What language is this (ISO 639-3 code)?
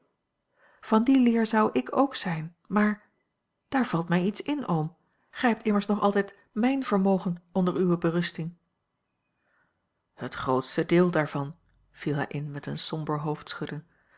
nld